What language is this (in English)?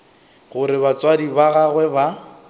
Northern Sotho